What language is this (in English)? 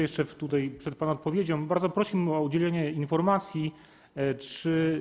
Polish